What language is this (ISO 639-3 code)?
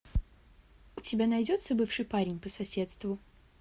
rus